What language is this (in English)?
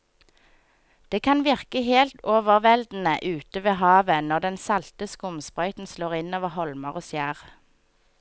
Norwegian